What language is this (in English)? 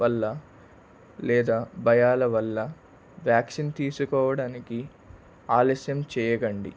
Telugu